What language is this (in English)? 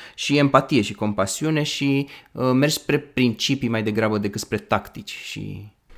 Romanian